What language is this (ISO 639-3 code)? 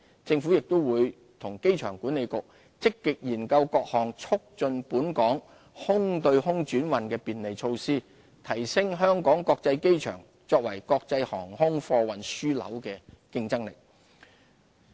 yue